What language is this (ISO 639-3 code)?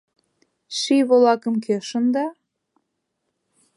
chm